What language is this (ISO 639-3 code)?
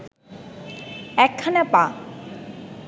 ben